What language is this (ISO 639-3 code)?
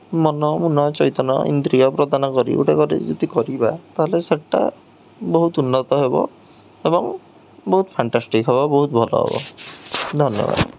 ori